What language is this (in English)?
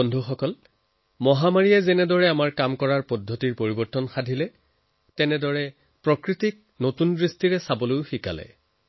Assamese